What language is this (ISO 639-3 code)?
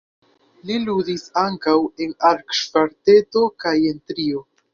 epo